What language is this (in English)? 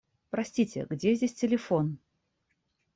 Russian